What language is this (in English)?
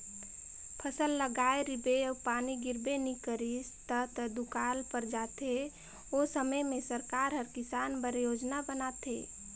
Chhattisgarhi